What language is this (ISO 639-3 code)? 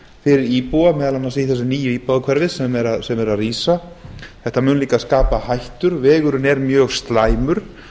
isl